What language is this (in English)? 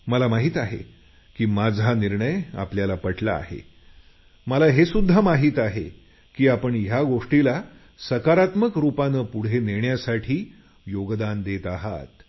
Marathi